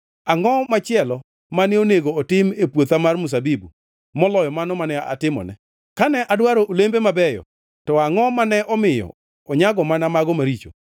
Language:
Luo (Kenya and Tanzania)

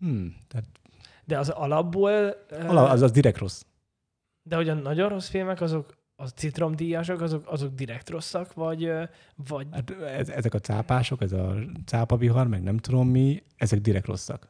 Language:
Hungarian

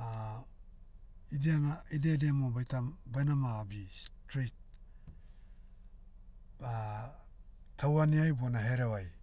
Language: Motu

